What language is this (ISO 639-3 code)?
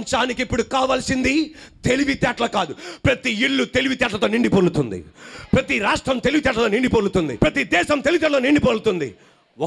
tel